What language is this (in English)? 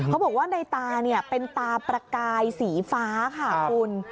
Thai